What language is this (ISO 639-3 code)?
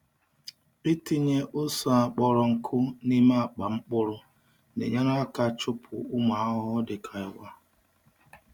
ibo